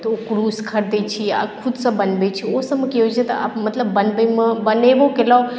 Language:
Maithili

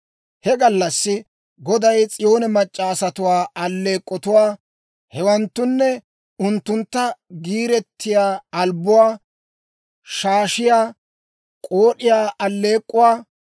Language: Dawro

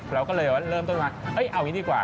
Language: Thai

